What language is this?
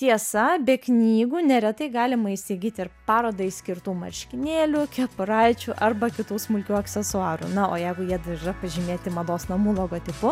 Lithuanian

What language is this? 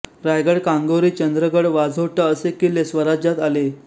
Marathi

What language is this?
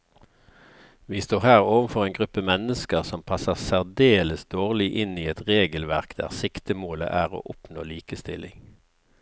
Norwegian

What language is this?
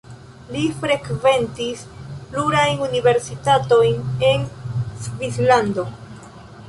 Esperanto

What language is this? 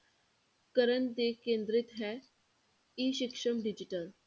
Punjabi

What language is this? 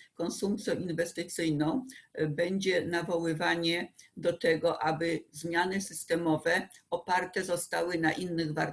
Polish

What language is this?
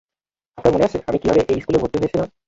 Bangla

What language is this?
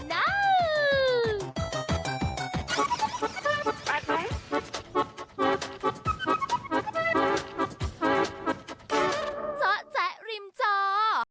Thai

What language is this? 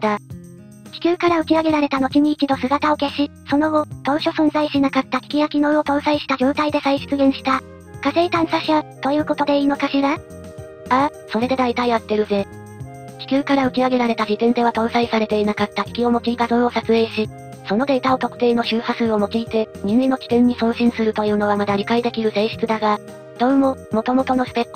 Japanese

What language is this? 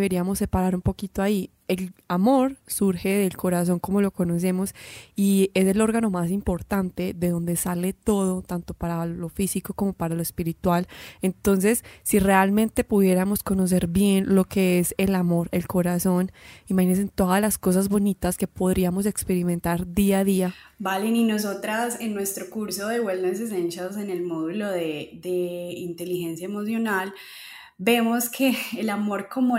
Spanish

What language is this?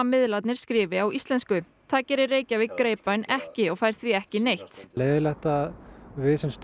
Icelandic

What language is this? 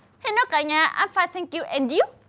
Vietnamese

